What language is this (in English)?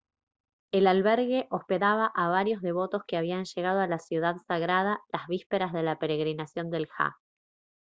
Spanish